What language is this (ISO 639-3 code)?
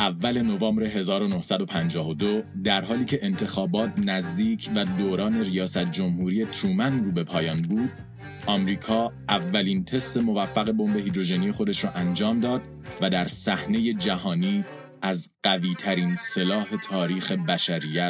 fas